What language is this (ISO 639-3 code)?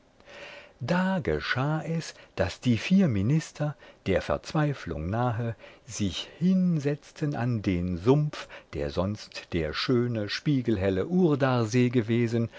deu